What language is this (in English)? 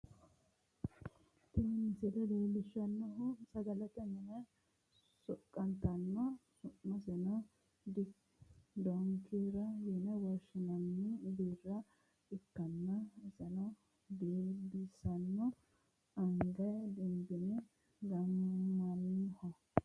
Sidamo